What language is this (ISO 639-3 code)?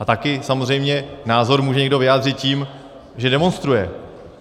ces